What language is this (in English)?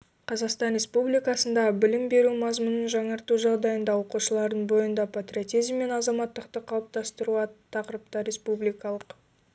Kazakh